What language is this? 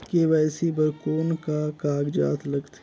Chhattisgarhi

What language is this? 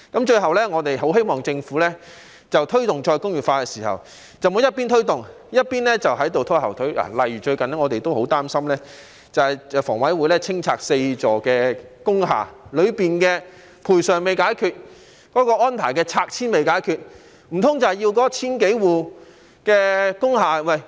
Cantonese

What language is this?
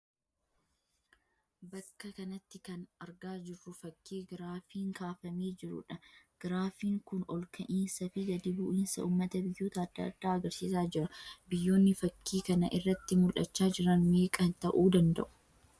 Oromo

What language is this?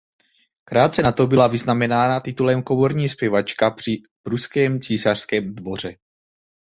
Czech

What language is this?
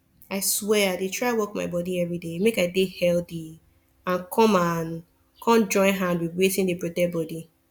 Nigerian Pidgin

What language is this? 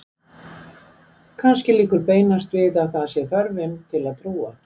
Icelandic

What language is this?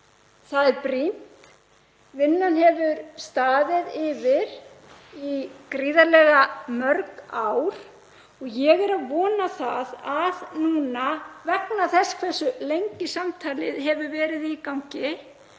Icelandic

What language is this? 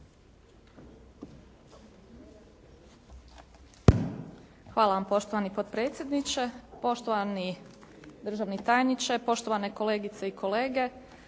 Croatian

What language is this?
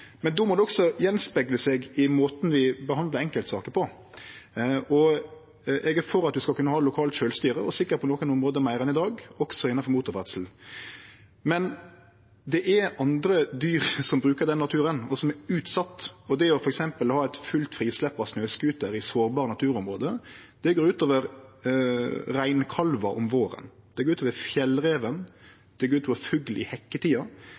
Norwegian Nynorsk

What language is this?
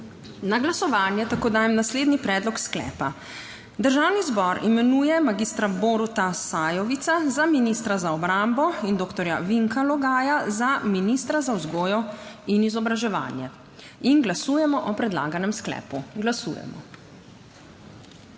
Slovenian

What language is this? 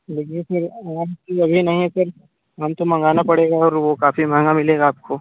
Hindi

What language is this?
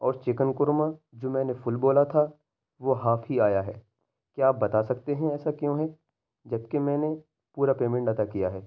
Urdu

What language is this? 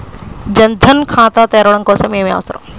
Telugu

